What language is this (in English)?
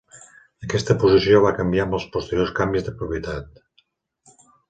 Catalan